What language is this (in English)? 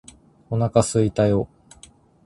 Japanese